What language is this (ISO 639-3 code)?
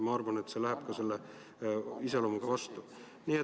est